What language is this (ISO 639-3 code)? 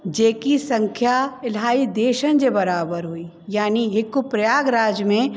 snd